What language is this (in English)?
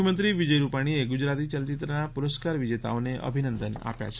Gujarati